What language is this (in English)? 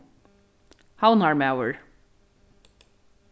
Faroese